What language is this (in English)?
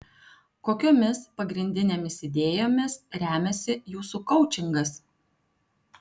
Lithuanian